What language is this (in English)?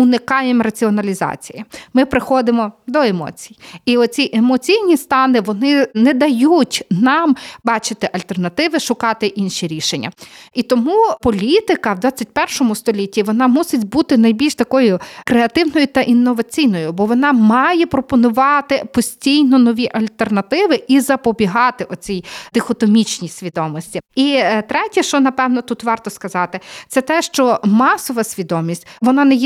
Ukrainian